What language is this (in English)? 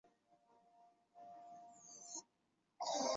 Chinese